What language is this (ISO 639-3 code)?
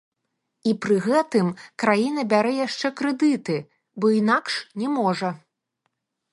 bel